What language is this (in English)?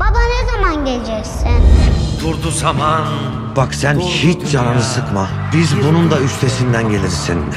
Turkish